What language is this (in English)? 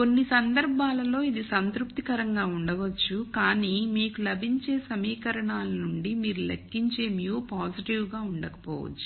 Telugu